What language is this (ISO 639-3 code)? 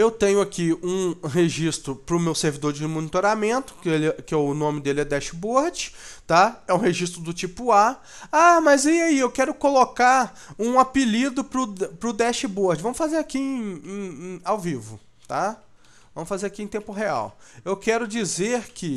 por